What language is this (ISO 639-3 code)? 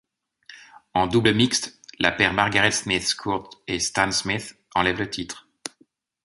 fra